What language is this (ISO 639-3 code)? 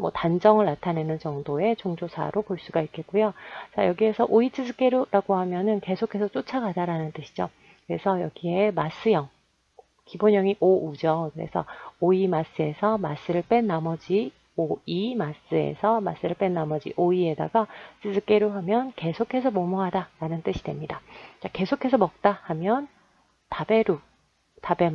kor